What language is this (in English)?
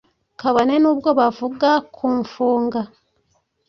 Kinyarwanda